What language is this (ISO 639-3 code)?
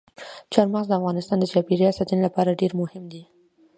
pus